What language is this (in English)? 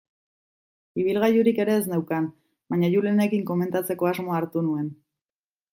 Basque